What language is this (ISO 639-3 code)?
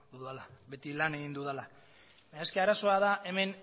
eus